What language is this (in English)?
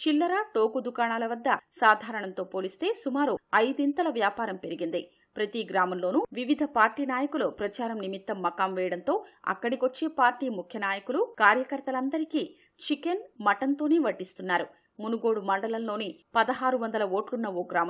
Hindi